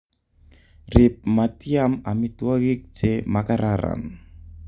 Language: Kalenjin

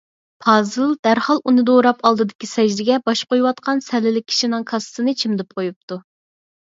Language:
Uyghur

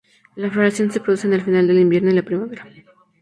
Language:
Spanish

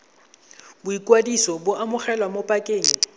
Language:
Tswana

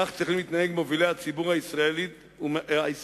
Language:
Hebrew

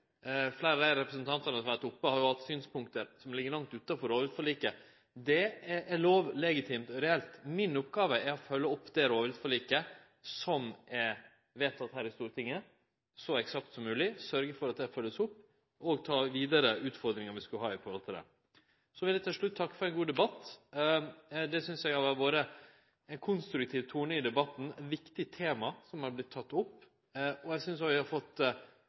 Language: Norwegian Nynorsk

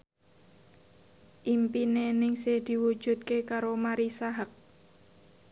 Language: Javanese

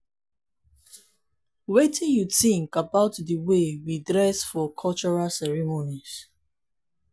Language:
Nigerian Pidgin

